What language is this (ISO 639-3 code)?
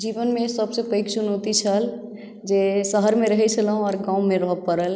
mai